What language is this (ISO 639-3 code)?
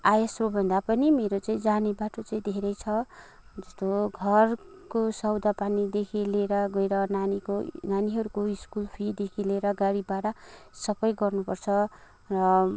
nep